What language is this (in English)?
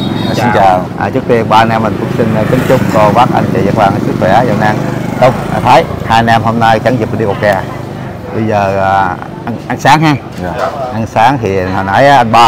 Vietnamese